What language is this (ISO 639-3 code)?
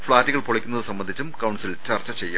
mal